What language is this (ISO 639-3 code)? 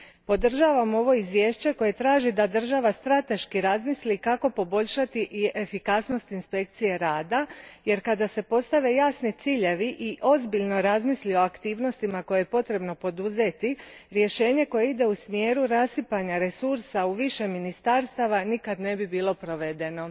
hrv